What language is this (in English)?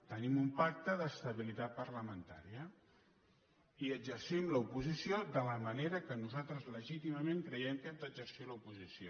Catalan